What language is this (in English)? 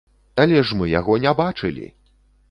Belarusian